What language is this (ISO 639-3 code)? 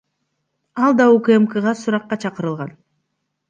kir